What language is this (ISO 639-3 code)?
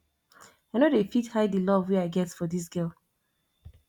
pcm